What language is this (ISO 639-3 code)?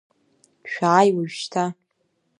abk